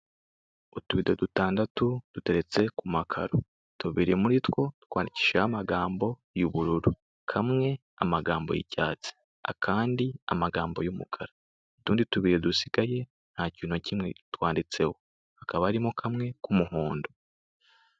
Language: Kinyarwanda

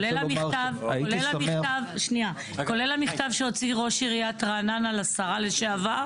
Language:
Hebrew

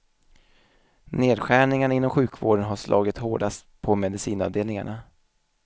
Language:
Swedish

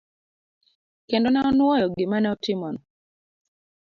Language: Luo (Kenya and Tanzania)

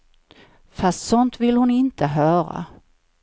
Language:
Swedish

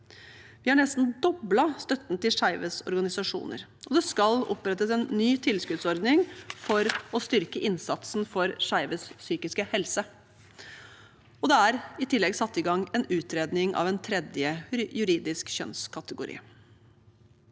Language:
Norwegian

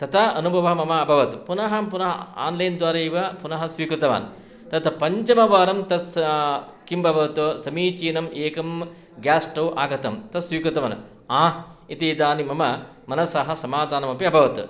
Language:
Sanskrit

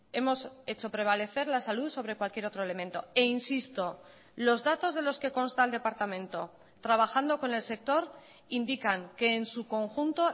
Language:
Spanish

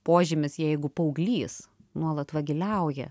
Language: Lithuanian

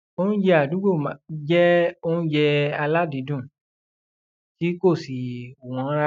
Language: Yoruba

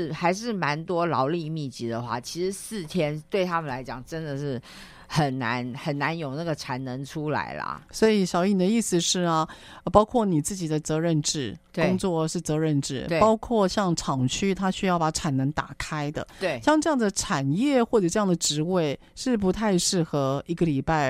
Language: Chinese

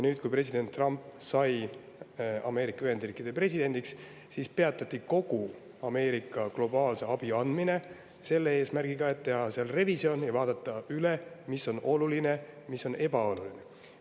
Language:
Estonian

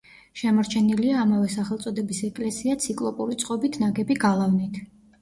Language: Georgian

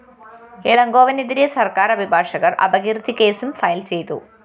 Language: Malayalam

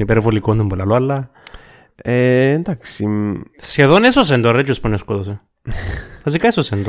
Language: Greek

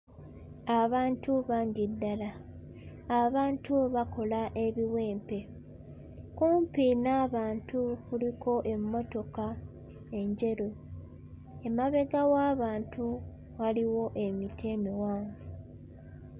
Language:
Ganda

